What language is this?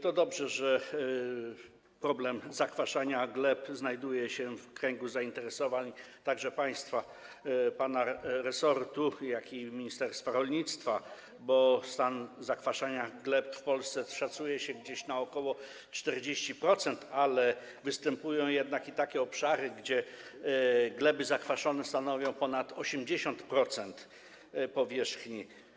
Polish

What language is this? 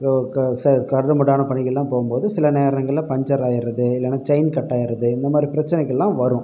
Tamil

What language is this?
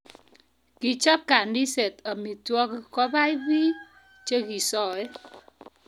Kalenjin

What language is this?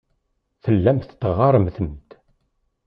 Kabyle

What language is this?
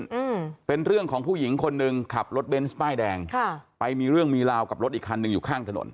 Thai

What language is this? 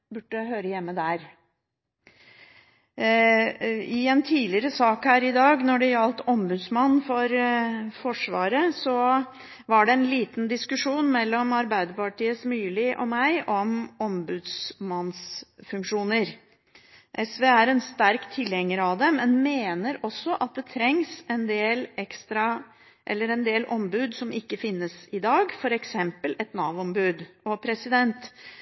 Norwegian Bokmål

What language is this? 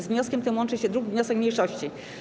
Polish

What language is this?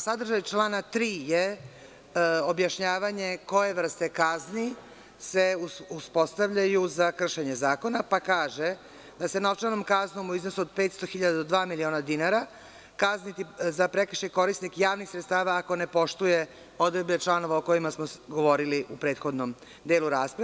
Serbian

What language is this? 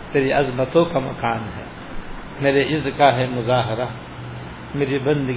Urdu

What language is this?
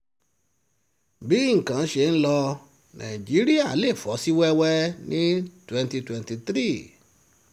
Yoruba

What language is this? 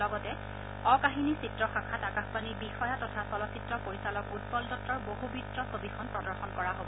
Assamese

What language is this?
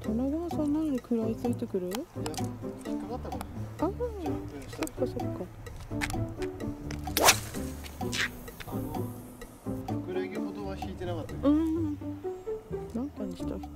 Japanese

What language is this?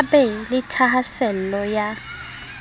Southern Sotho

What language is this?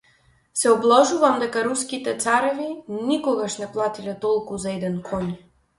Macedonian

